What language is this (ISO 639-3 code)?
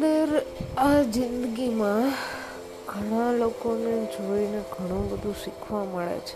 guj